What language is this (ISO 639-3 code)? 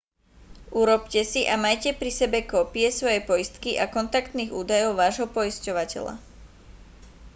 slk